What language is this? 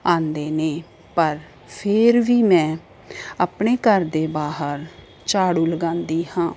Punjabi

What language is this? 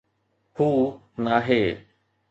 Sindhi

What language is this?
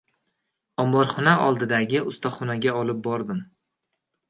Uzbek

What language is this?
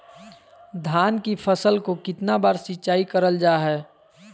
Magahi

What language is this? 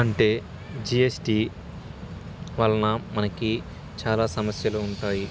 Telugu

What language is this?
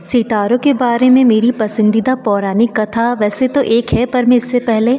Hindi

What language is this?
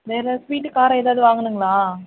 Tamil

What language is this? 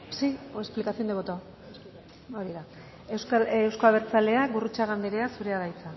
Basque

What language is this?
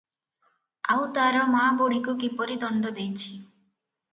Odia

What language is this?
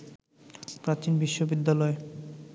Bangla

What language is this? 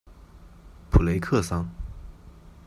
Chinese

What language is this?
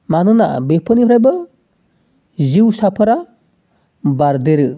Bodo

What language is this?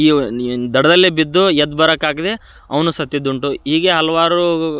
Kannada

